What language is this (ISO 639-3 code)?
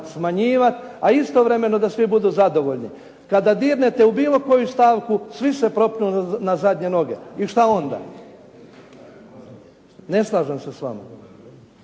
hrv